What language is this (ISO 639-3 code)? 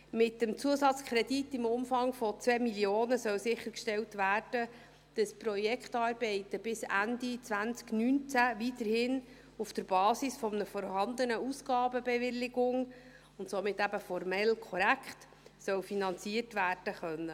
gsw